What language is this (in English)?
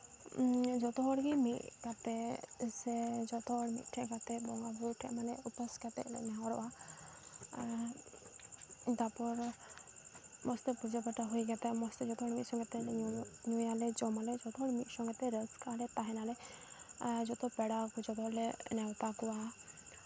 Santali